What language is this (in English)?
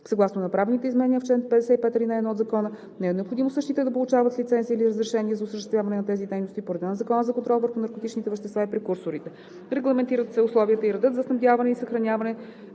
Bulgarian